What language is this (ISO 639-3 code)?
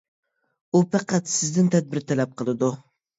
uig